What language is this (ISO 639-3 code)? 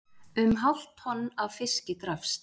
isl